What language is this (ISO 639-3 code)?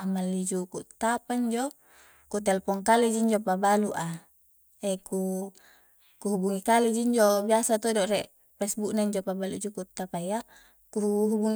kjc